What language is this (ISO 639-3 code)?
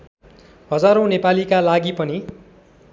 nep